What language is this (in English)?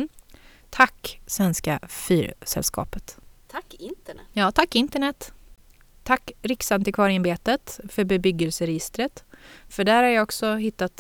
Swedish